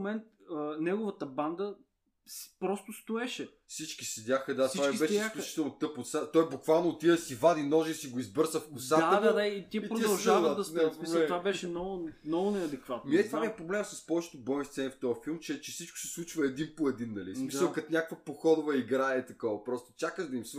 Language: Bulgarian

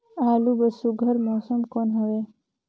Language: Chhattisgarhi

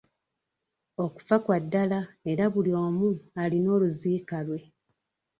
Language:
Ganda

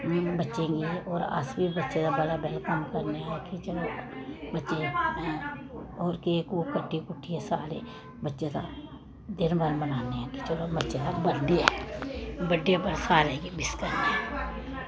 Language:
Dogri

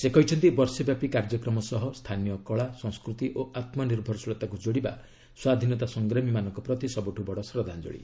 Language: Odia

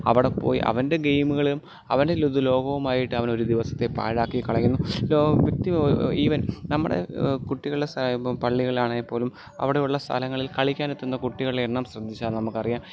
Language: Malayalam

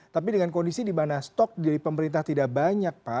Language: Indonesian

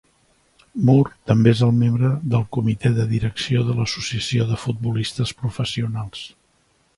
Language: Catalan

